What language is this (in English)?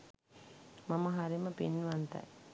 Sinhala